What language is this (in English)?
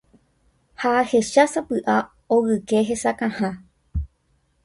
Guarani